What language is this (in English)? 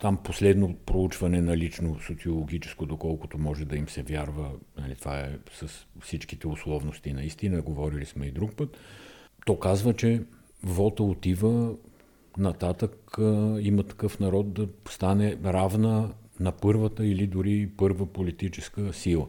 Bulgarian